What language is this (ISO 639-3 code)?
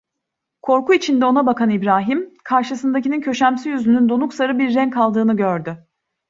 tur